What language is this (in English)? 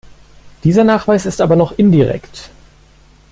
German